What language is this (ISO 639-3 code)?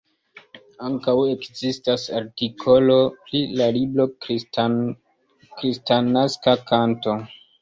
epo